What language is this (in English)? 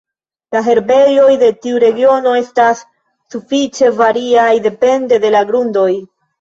Esperanto